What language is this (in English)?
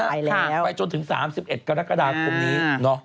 Thai